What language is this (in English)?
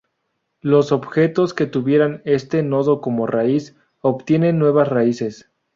Spanish